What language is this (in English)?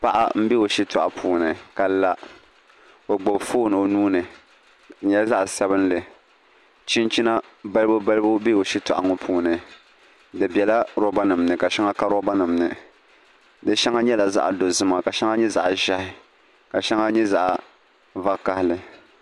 Dagbani